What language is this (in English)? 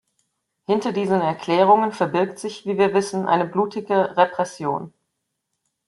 German